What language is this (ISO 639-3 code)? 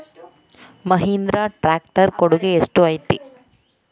kan